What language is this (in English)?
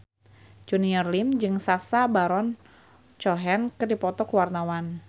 Sundanese